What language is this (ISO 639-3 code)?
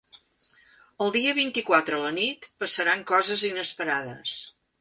cat